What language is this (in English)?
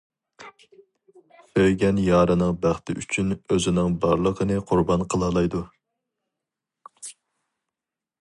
Uyghur